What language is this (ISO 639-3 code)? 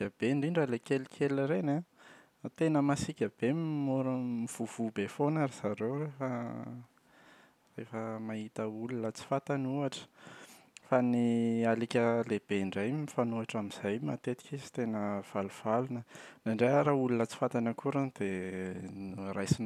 mlg